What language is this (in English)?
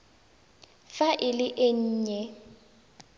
Tswana